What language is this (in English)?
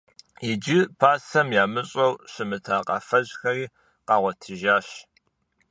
Kabardian